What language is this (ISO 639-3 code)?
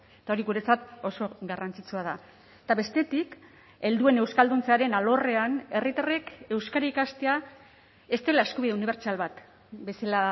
eus